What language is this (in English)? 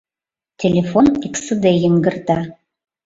Mari